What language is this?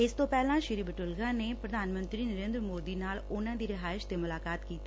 Punjabi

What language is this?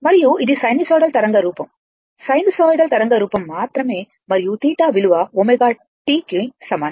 Telugu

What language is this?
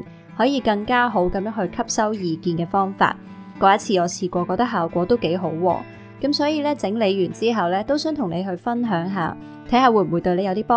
Chinese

